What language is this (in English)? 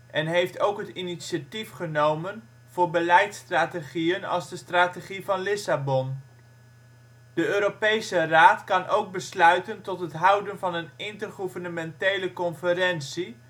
Dutch